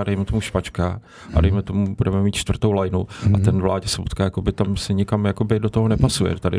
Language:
Czech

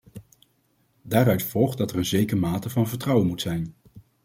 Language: Dutch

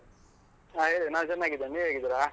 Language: Kannada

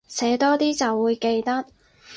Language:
Cantonese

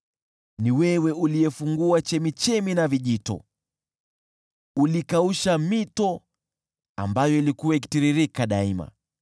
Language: Swahili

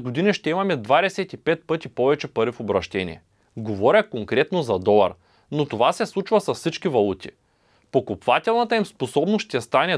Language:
Bulgarian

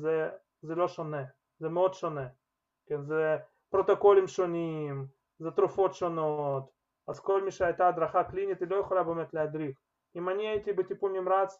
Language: Hebrew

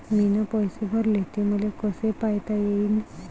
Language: Marathi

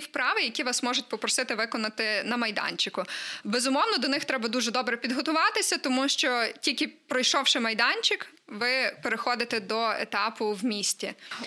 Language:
Ukrainian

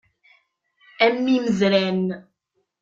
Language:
Kabyle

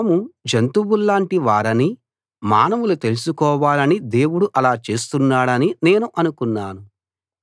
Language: Telugu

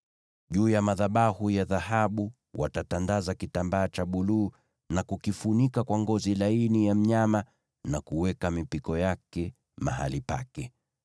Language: Swahili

